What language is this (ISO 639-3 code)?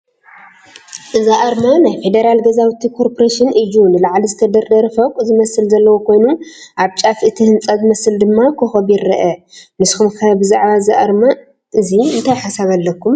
tir